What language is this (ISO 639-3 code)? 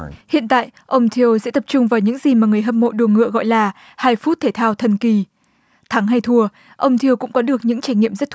vie